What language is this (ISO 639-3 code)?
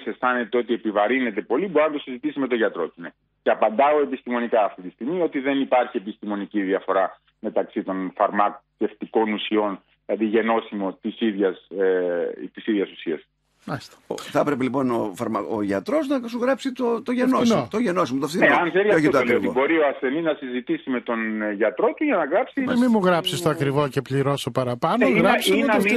ell